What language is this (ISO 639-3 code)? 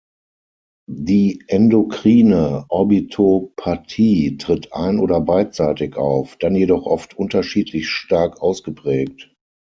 deu